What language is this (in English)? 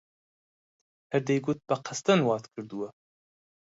Central Kurdish